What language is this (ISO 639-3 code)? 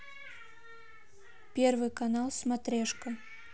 rus